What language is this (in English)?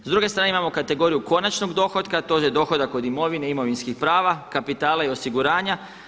Croatian